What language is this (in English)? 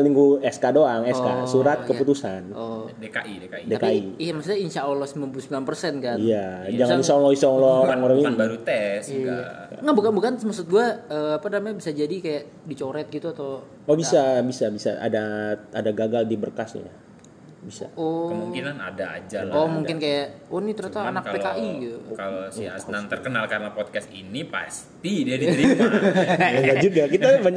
Indonesian